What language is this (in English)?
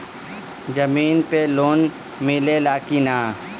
Bhojpuri